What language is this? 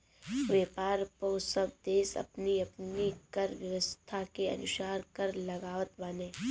Bhojpuri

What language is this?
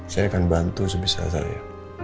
Indonesian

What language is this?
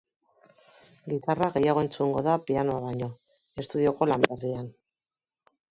Basque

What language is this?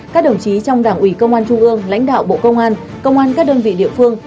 Vietnamese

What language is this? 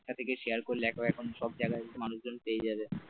Bangla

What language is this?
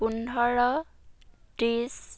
Assamese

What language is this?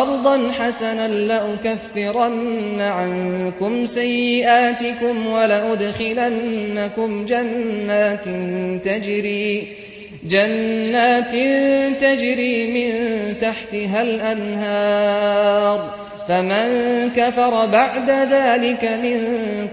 Arabic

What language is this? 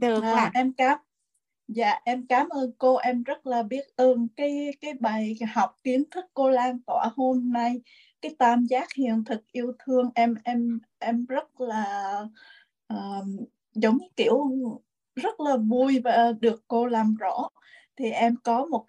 Vietnamese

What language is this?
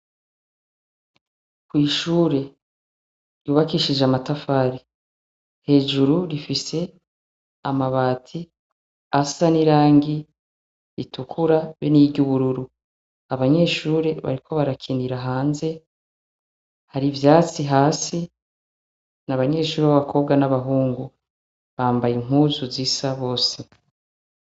Rundi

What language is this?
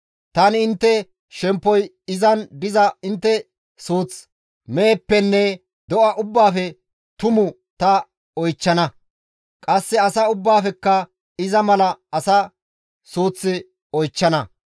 Gamo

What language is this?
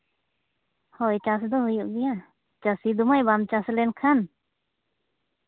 Santali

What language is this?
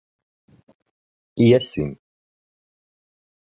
Latvian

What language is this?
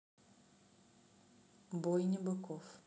Russian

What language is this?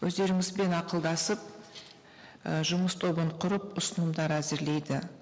Kazakh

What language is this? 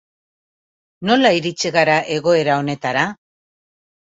Basque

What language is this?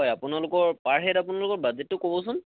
Assamese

